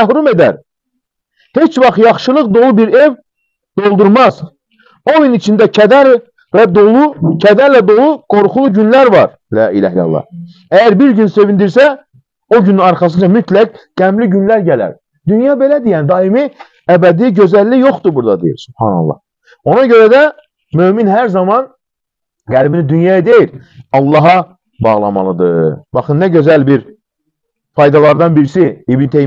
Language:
Turkish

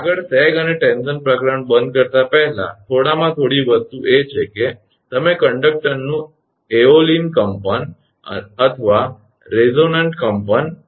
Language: Gujarati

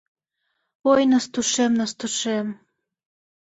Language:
Mari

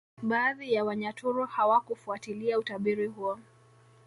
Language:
Swahili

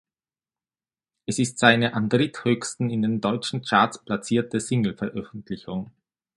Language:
German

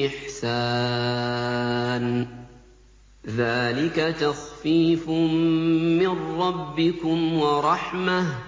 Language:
Arabic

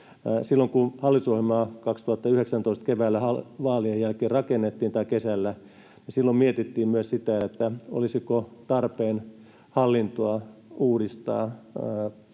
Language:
Finnish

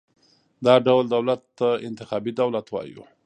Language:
Pashto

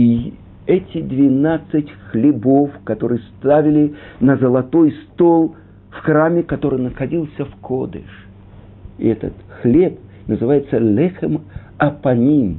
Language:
Russian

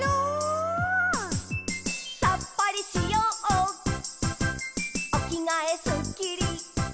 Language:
Japanese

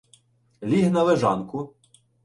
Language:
Ukrainian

